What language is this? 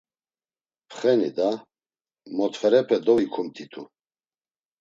Laz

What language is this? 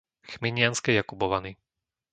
Slovak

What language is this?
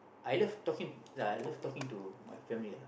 English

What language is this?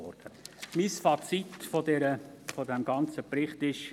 Swiss German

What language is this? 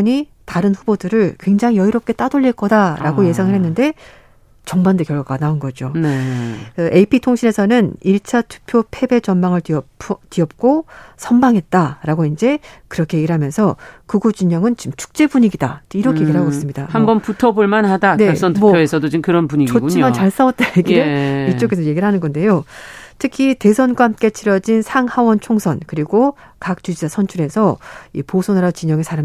Korean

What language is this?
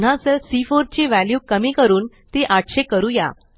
Marathi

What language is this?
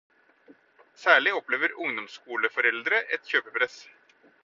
Norwegian Bokmål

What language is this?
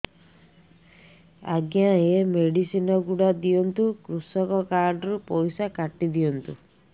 Odia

